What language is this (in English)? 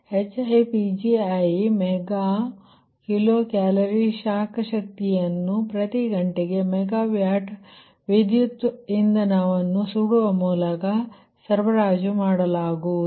Kannada